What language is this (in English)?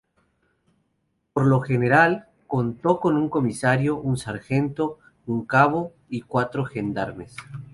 Spanish